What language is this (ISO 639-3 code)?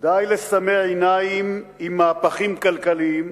heb